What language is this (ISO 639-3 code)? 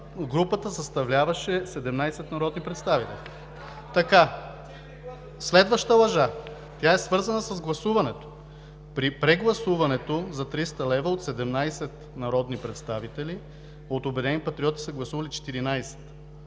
bul